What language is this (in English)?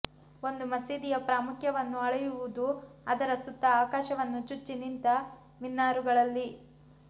Kannada